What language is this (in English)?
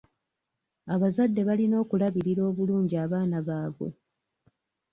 Ganda